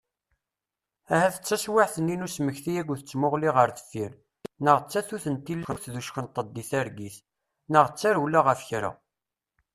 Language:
Kabyle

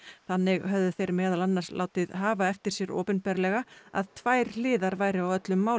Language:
Icelandic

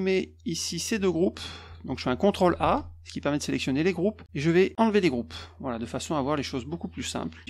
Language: French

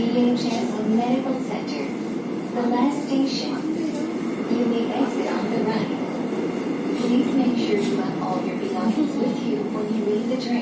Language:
Korean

